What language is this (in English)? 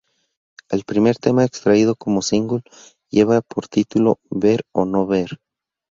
Spanish